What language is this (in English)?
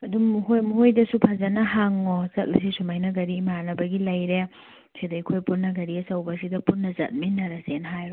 Manipuri